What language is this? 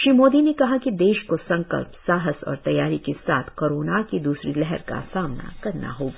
Hindi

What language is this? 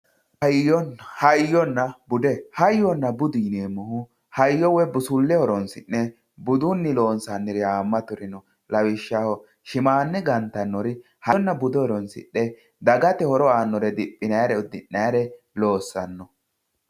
Sidamo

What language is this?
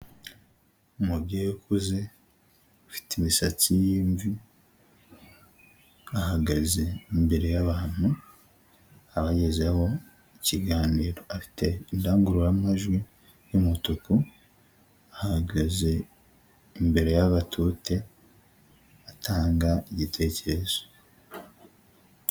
Kinyarwanda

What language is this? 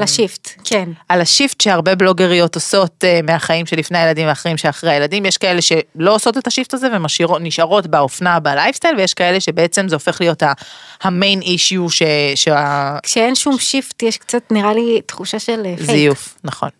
Hebrew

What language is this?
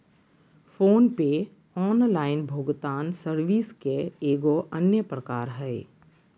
Magahi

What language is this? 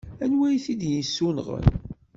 Kabyle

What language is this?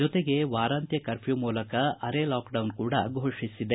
Kannada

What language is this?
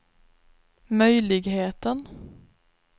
Swedish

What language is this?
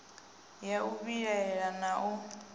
Venda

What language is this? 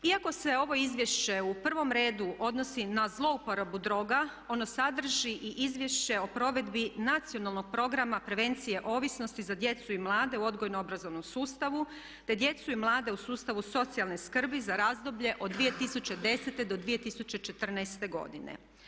Croatian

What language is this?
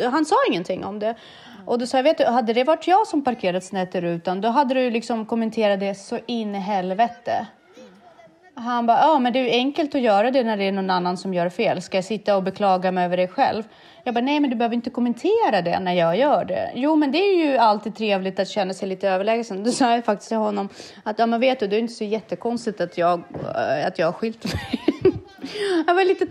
Swedish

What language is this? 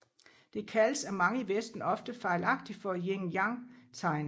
Danish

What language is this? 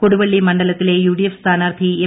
Malayalam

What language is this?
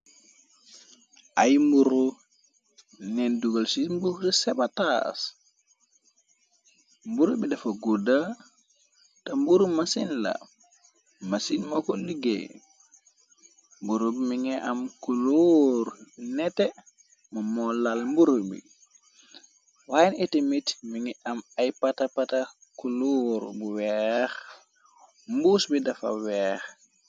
Wolof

